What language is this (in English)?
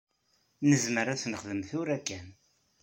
Kabyle